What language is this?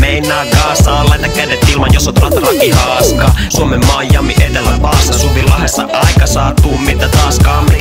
Finnish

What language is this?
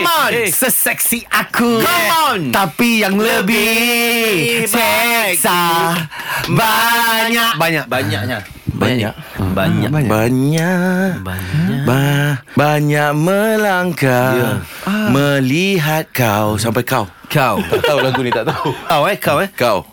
Malay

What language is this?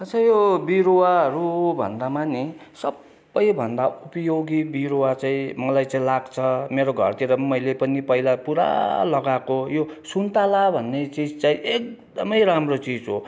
Nepali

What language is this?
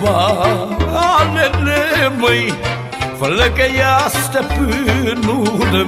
Romanian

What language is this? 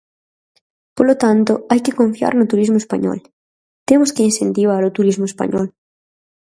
Galician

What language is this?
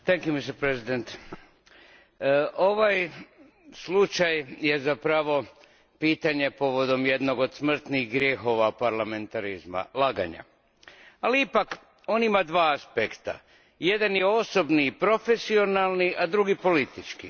Croatian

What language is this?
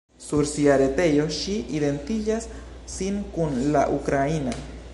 Esperanto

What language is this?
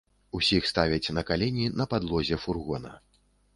Belarusian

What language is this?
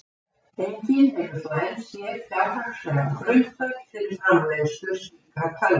Icelandic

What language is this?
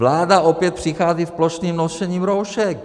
Czech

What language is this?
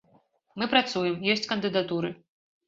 Belarusian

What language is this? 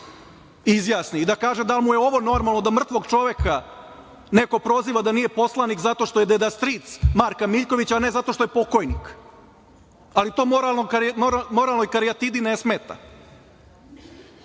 Serbian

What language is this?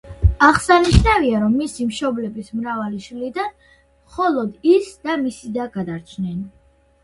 Georgian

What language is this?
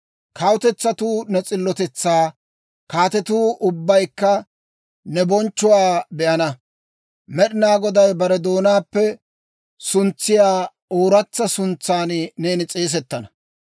Dawro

